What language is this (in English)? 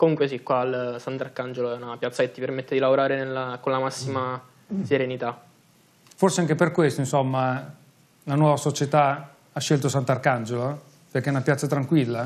Italian